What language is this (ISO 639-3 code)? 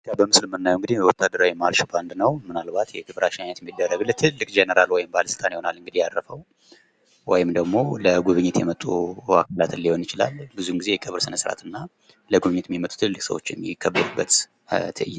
amh